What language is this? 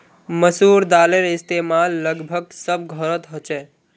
Magahi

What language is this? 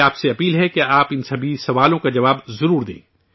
Urdu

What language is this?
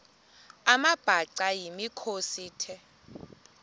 Xhosa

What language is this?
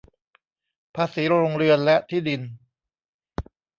Thai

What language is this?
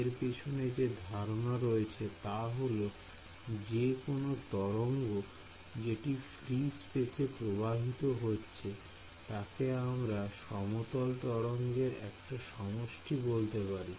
Bangla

